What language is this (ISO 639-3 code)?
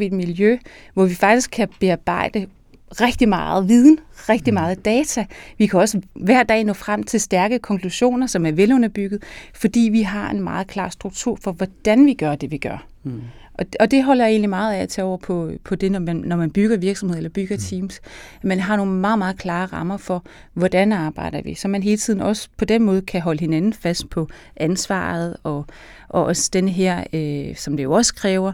dan